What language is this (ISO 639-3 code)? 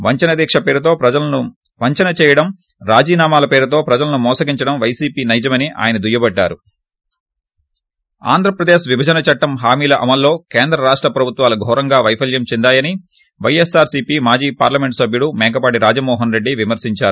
tel